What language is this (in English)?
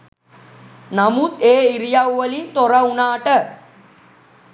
Sinhala